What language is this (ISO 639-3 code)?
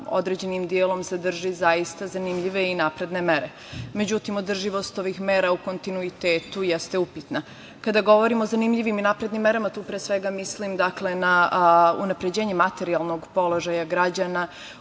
srp